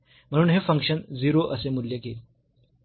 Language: Marathi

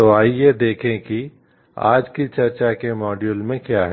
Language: Hindi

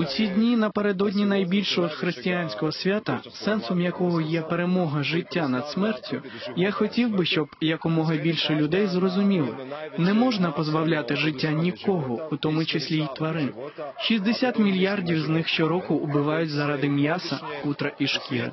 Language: Ukrainian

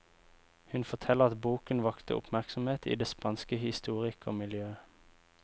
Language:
Norwegian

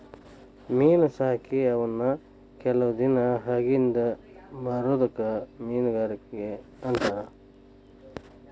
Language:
Kannada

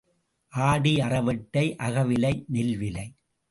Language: Tamil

